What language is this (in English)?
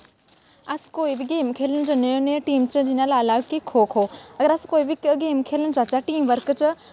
Dogri